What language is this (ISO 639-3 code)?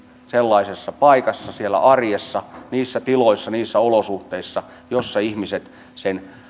fin